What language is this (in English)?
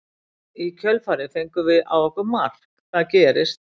Icelandic